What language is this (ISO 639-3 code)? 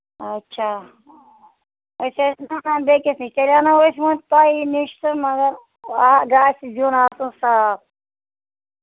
kas